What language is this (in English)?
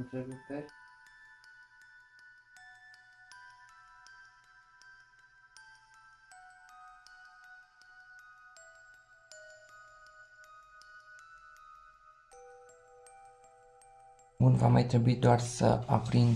Romanian